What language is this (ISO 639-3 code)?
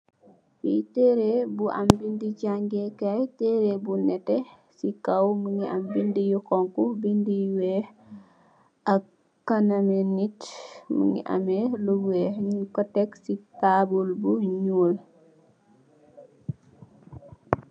wol